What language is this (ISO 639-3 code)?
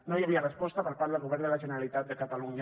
cat